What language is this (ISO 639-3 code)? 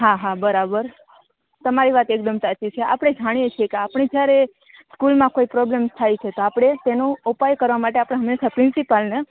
guj